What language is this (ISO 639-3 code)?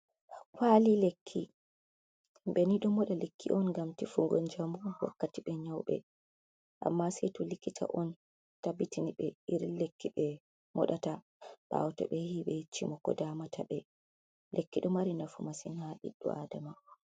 ful